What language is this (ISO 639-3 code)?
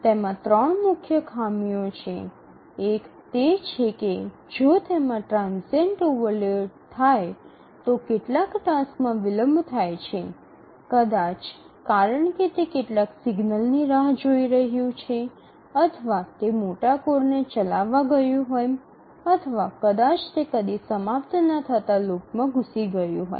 guj